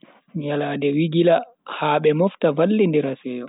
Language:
Bagirmi Fulfulde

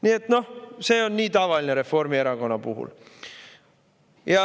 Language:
Estonian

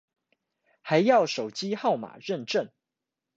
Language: Chinese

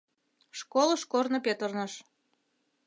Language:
Mari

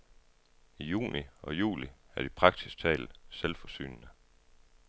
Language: Danish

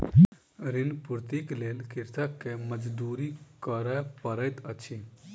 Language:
Maithili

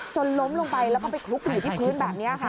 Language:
Thai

